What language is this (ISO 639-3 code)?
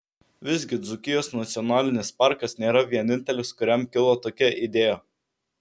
lit